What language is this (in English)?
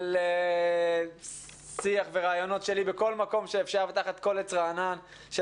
Hebrew